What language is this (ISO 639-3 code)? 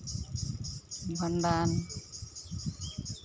sat